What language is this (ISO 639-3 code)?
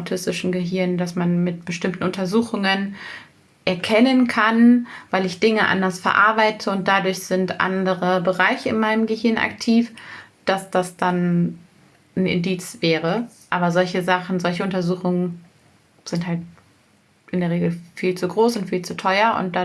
deu